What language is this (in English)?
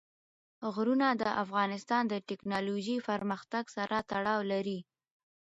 Pashto